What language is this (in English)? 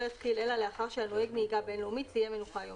Hebrew